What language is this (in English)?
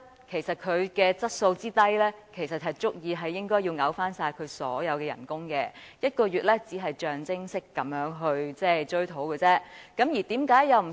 Cantonese